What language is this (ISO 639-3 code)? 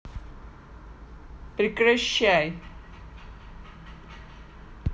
rus